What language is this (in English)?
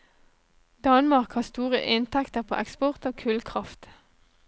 Norwegian